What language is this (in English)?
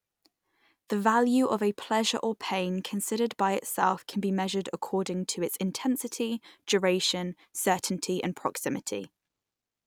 English